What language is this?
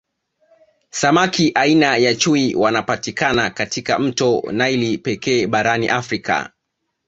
Swahili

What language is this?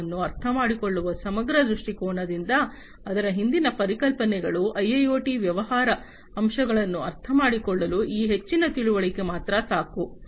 Kannada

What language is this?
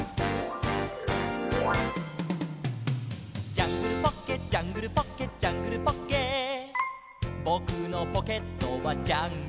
Japanese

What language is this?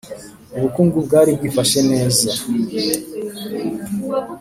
Kinyarwanda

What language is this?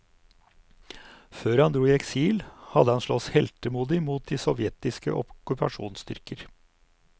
Norwegian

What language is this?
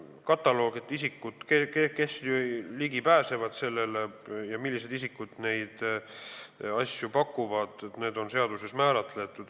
Estonian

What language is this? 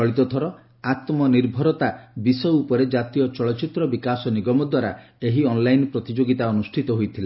Odia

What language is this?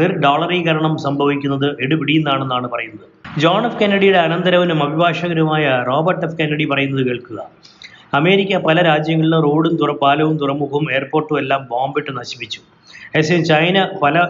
Malayalam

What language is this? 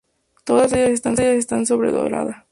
Spanish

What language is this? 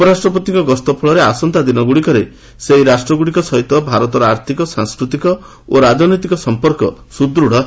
Odia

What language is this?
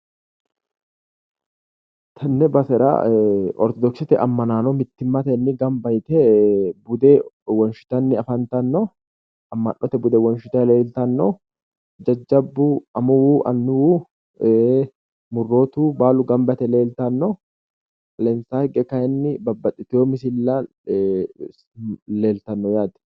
Sidamo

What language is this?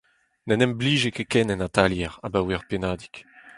Breton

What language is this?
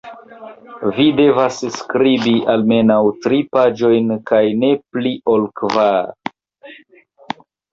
Esperanto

